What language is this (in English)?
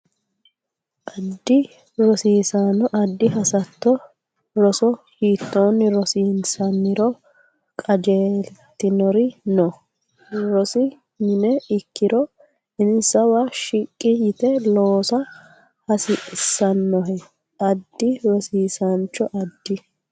Sidamo